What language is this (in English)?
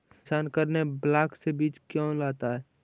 Magahi